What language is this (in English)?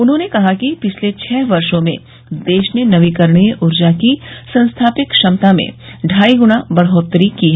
Hindi